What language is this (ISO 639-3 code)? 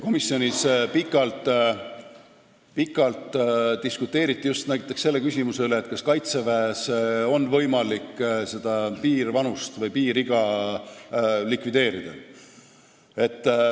est